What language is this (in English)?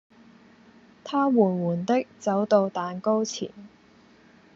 Cantonese